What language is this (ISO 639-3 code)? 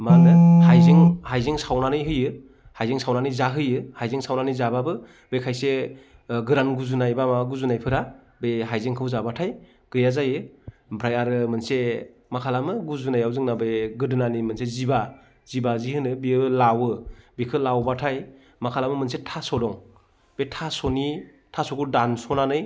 brx